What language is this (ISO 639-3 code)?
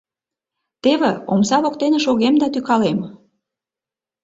chm